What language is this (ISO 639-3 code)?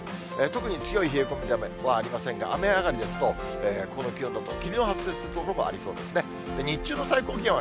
jpn